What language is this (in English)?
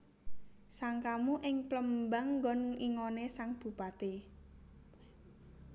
Javanese